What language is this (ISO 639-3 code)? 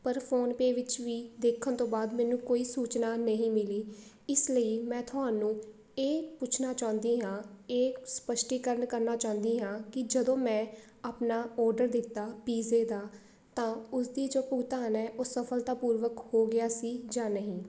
pan